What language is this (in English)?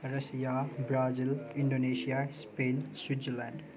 Nepali